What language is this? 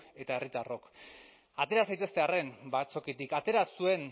Basque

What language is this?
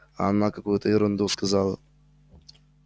Russian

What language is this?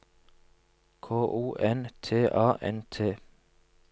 Norwegian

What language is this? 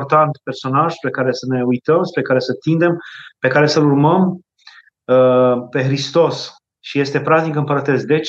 Romanian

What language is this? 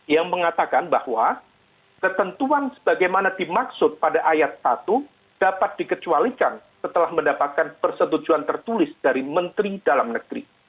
Indonesian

